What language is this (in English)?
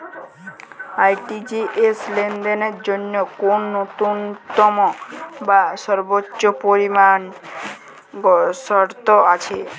Bangla